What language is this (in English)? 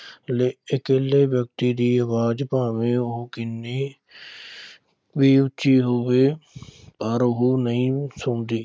Punjabi